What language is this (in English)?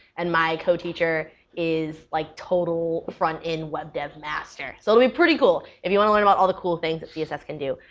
English